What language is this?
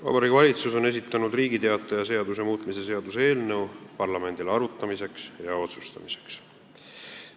Estonian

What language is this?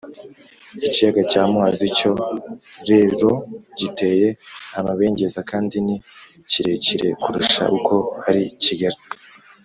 Kinyarwanda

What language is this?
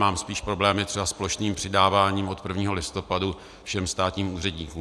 Czech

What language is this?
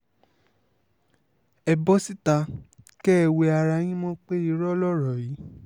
Yoruba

